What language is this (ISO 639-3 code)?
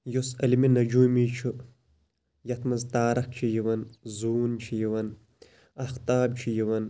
kas